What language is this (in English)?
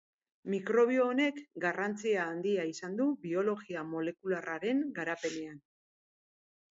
Basque